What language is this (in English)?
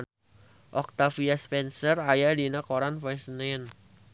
Sundanese